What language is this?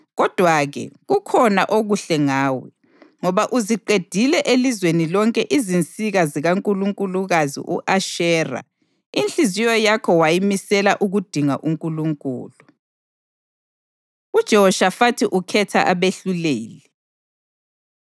North Ndebele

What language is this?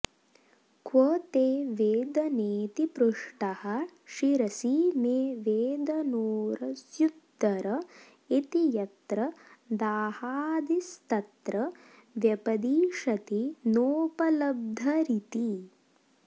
Sanskrit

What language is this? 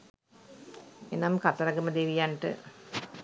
Sinhala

